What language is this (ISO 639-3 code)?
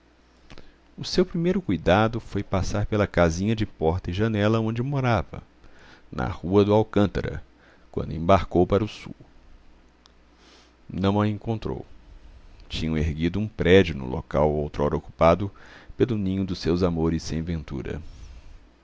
por